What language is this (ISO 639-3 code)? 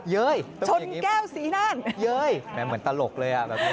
tha